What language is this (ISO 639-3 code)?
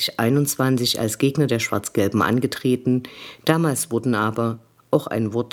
deu